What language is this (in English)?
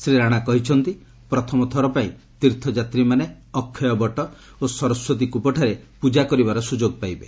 Odia